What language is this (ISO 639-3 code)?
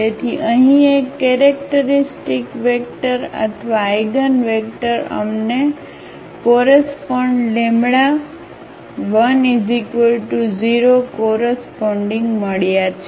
guj